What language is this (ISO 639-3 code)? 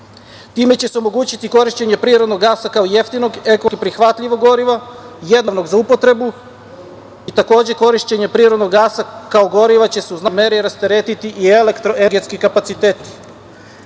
srp